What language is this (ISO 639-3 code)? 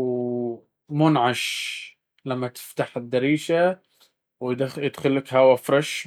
abv